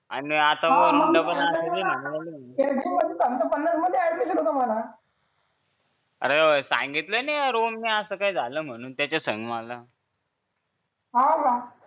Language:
Marathi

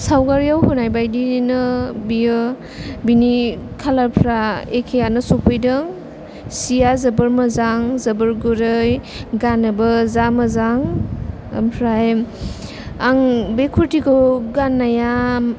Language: Bodo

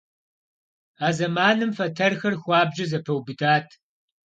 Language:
Kabardian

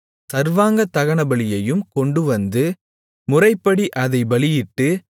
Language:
Tamil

